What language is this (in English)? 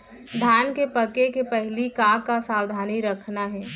Chhattisgarhi